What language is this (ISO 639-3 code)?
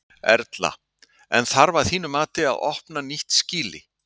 isl